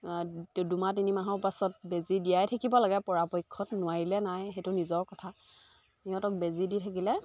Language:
Assamese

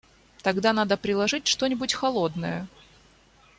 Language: Russian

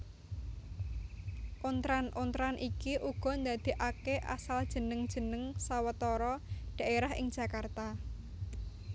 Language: Javanese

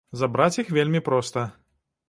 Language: Belarusian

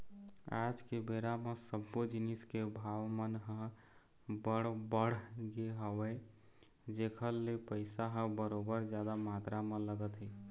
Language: Chhattisgarhi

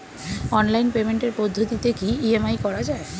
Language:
Bangla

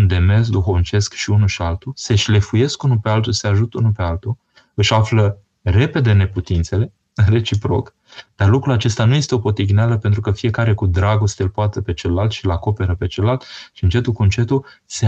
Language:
Romanian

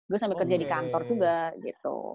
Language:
Indonesian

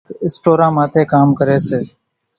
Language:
Kachi Koli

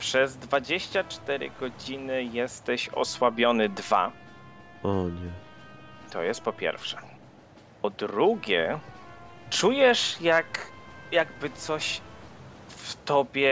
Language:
Polish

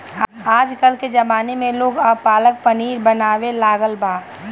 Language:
Bhojpuri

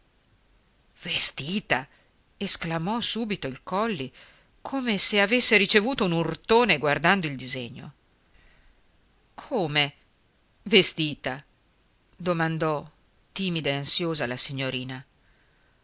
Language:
Italian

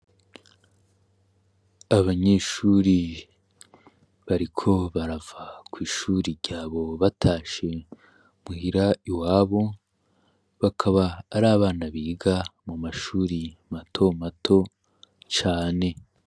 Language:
Rundi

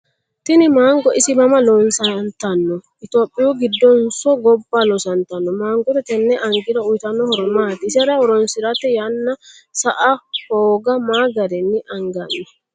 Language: Sidamo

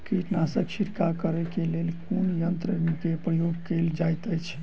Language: Maithili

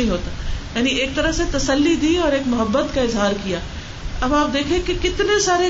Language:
Urdu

